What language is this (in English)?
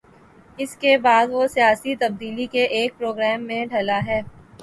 Urdu